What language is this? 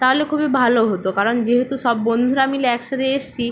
Bangla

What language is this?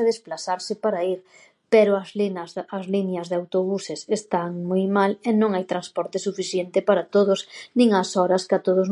Galician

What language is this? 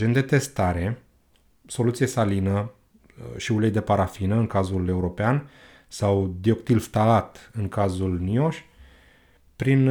Romanian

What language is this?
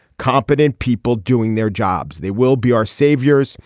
English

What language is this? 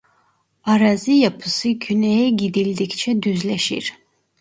Turkish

